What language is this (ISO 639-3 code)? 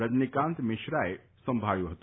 guj